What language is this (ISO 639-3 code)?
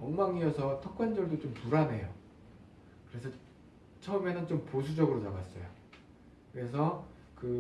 kor